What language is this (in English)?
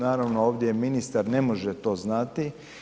Croatian